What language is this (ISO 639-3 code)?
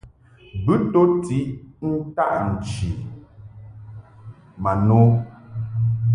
mhk